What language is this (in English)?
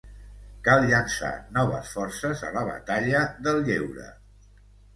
Catalan